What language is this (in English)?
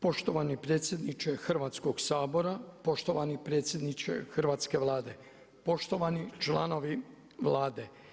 Croatian